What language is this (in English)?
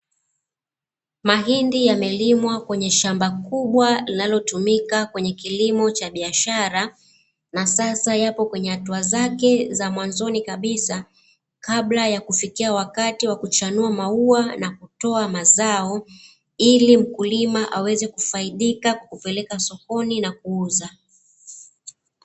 Swahili